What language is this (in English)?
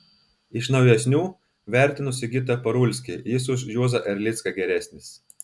Lithuanian